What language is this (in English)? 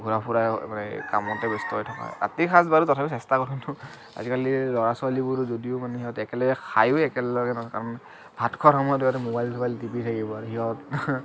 Assamese